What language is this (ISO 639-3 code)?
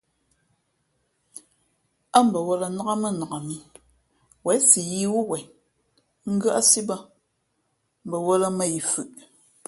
fmp